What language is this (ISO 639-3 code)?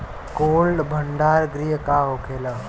bho